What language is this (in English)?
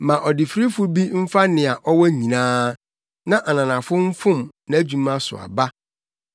Akan